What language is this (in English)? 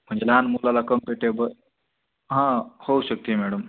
Marathi